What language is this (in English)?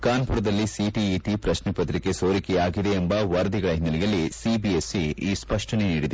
Kannada